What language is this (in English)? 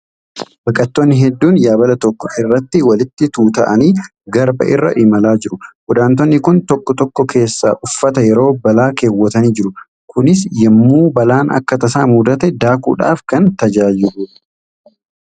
Oromo